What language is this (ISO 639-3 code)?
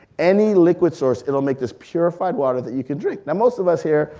eng